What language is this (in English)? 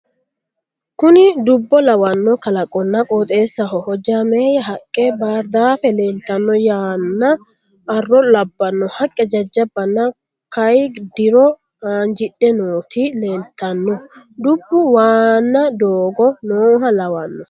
Sidamo